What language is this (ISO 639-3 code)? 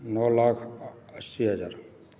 mai